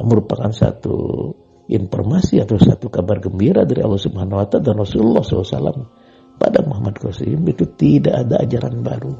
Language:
Indonesian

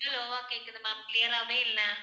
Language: Tamil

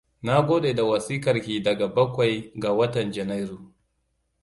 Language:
Hausa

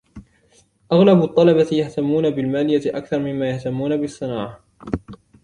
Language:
Arabic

